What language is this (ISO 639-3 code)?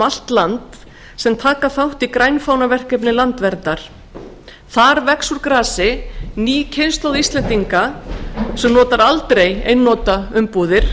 isl